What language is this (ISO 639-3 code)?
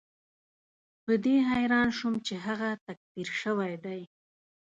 pus